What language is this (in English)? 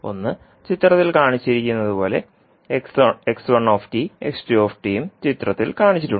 Malayalam